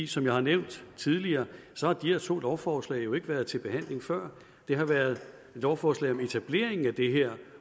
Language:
Danish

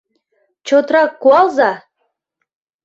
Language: Mari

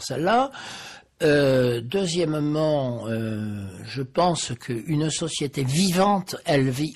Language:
French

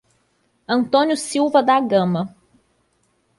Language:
Portuguese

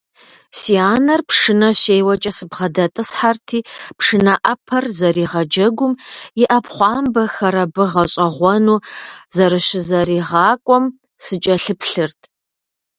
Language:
Kabardian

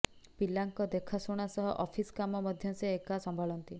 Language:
Odia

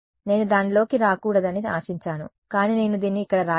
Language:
Telugu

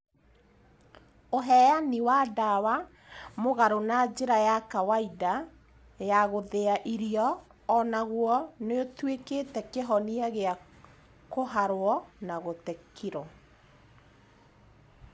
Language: Kikuyu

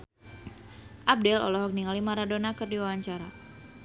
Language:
Sundanese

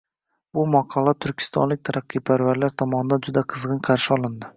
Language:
Uzbek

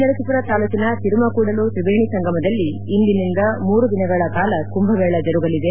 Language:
Kannada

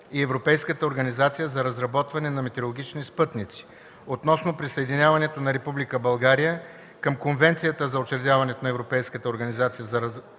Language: Bulgarian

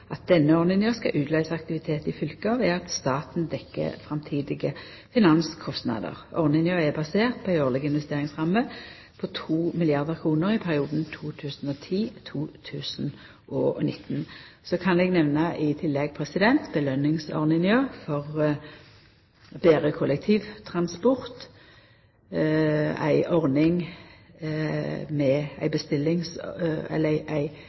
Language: Norwegian Nynorsk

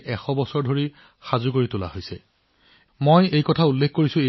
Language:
Assamese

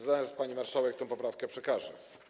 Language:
Polish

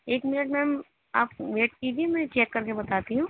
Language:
Urdu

